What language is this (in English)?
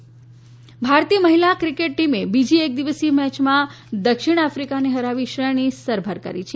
Gujarati